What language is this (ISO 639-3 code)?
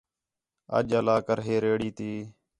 xhe